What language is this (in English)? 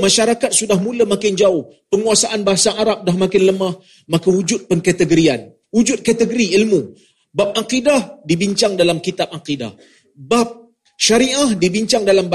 Malay